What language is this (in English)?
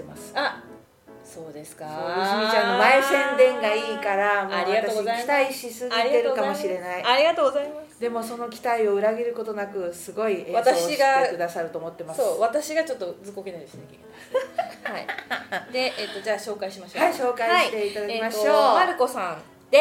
Japanese